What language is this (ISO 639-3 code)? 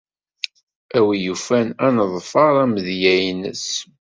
kab